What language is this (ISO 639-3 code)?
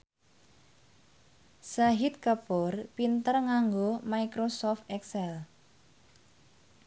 jav